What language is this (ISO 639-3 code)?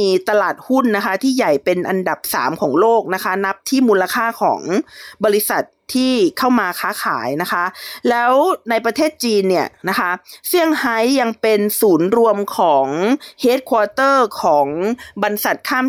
tha